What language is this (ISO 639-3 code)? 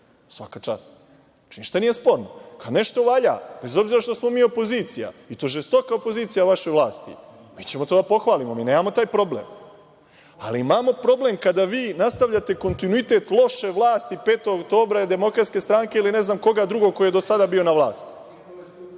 srp